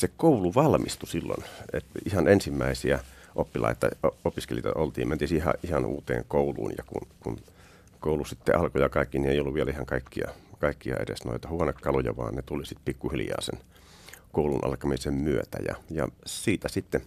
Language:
Finnish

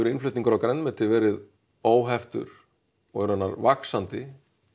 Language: Icelandic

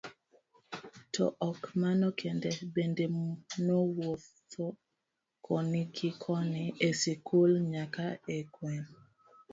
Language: Luo (Kenya and Tanzania)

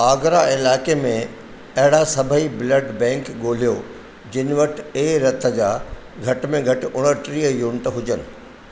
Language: Sindhi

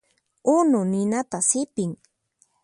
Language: Puno Quechua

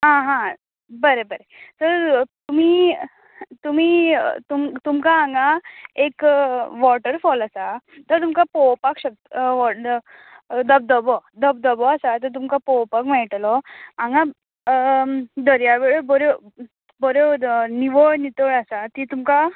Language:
Konkani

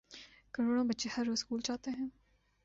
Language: Urdu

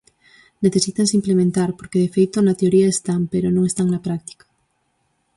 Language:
Galician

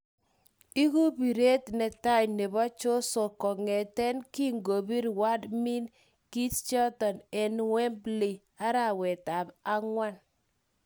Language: Kalenjin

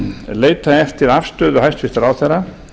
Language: Icelandic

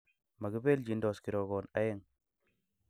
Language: Kalenjin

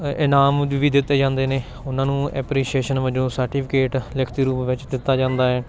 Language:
Punjabi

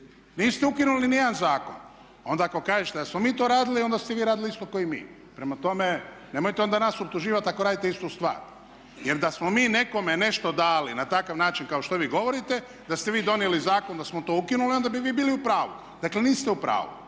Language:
Croatian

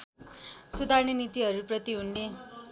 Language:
Nepali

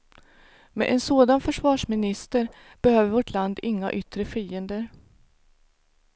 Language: Swedish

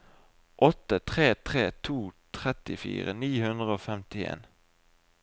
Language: Norwegian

